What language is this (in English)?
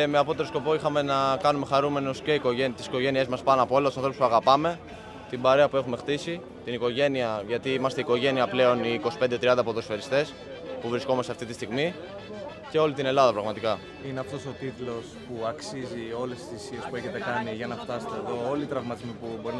Greek